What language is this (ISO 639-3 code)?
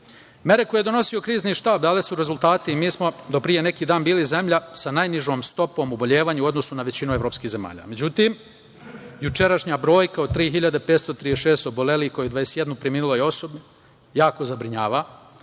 srp